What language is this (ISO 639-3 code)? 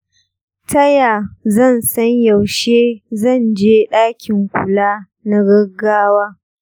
hau